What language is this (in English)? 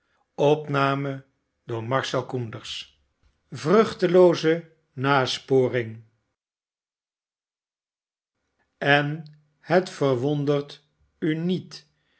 Dutch